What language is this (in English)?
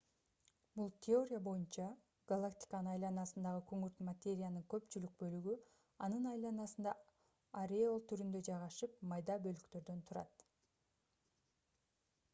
Kyrgyz